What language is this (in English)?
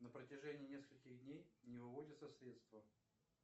Russian